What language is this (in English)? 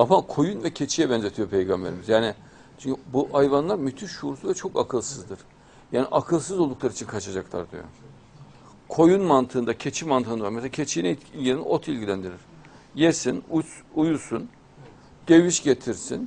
Turkish